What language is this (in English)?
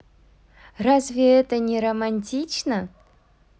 Russian